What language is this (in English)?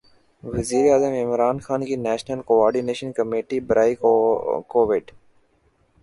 Urdu